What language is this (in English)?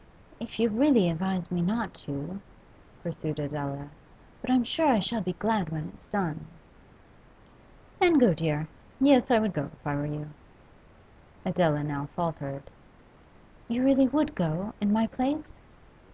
English